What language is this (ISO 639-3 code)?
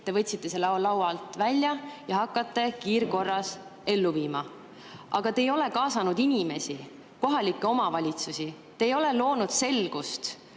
est